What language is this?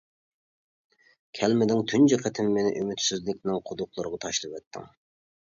Uyghur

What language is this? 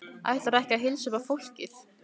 Icelandic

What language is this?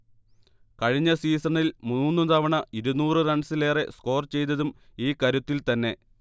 Malayalam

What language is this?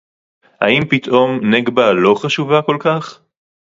Hebrew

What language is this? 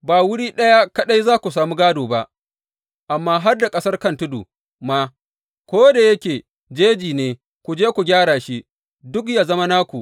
Hausa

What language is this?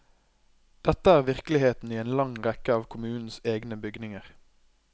Norwegian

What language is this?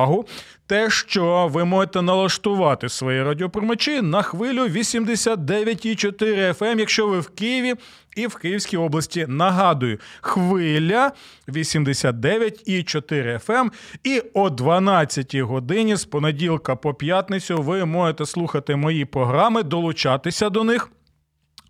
Ukrainian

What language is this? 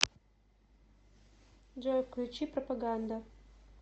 Russian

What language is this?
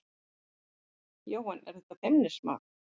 Icelandic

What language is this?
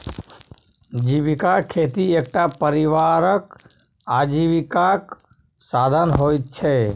Maithili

